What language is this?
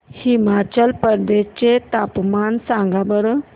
Marathi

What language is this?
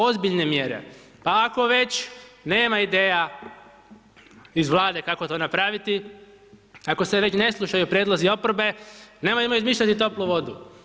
Croatian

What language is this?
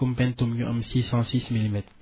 Wolof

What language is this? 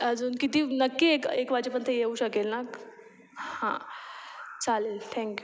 Marathi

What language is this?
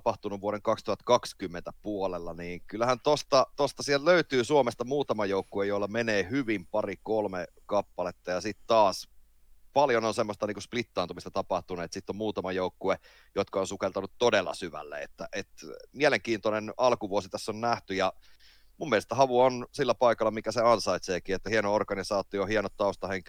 Finnish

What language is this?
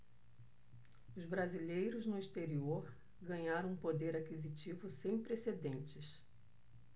Portuguese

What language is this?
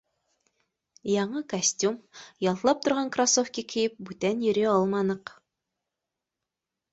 Bashkir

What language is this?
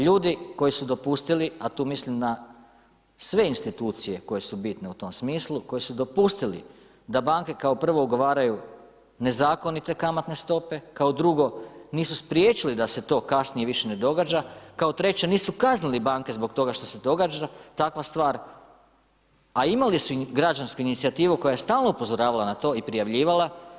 Croatian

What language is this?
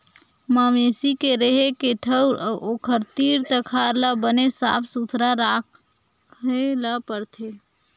Chhattisgarhi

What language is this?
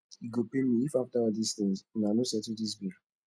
Nigerian Pidgin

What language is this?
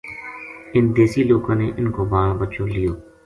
Gujari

